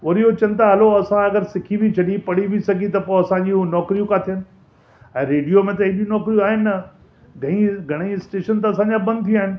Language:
Sindhi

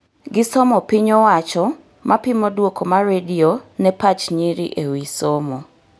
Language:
Luo (Kenya and Tanzania)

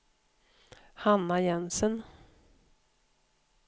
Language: Swedish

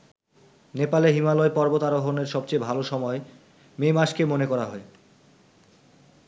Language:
Bangla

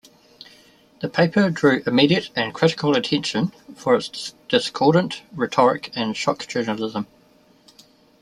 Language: English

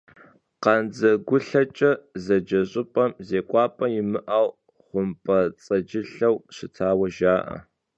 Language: Kabardian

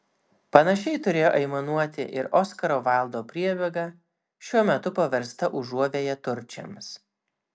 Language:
Lithuanian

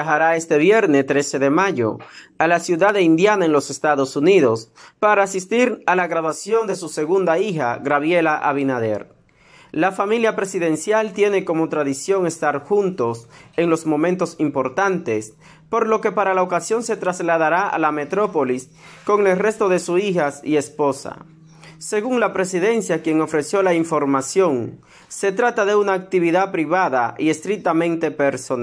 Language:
Spanish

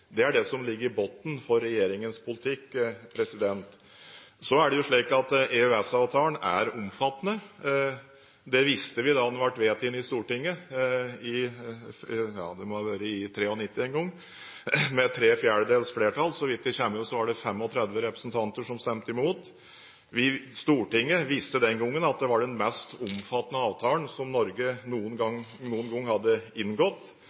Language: Norwegian Bokmål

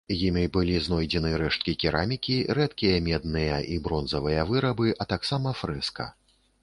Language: Belarusian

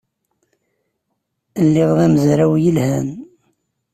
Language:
Kabyle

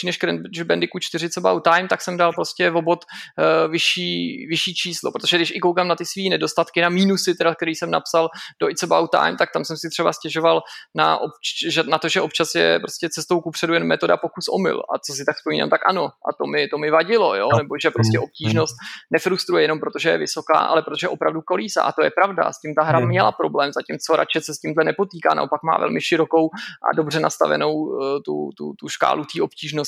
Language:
Czech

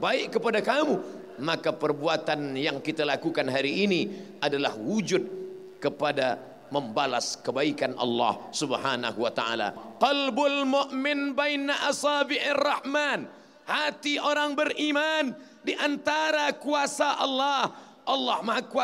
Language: Malay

